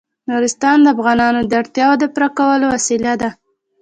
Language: Pashto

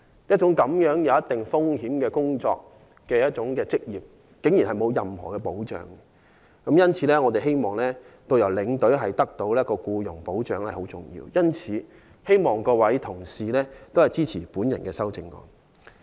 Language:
Cantonese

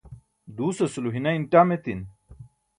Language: Burushaski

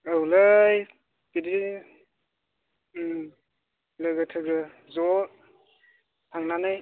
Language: Bodo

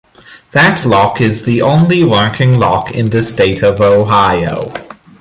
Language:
English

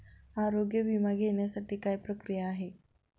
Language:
Marathi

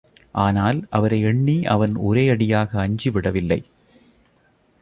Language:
Tamil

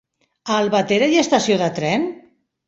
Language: Catalan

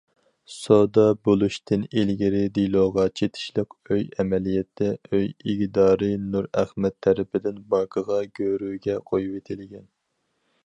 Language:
Uyghur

